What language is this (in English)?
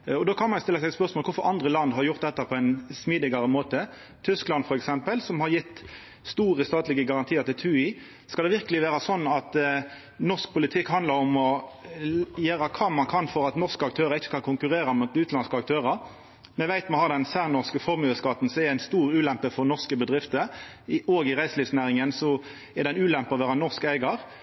Norwegian Nynorsk